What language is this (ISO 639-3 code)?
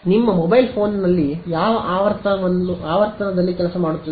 kan